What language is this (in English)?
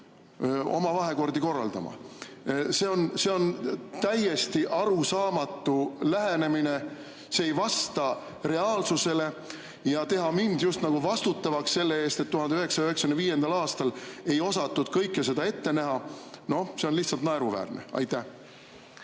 Estonian